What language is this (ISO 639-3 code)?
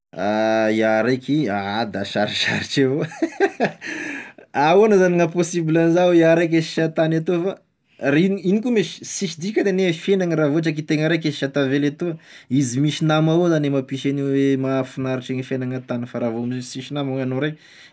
tkg